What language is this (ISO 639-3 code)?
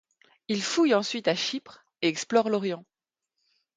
fra